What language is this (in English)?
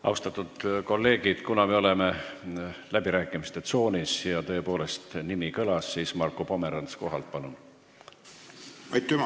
Estonian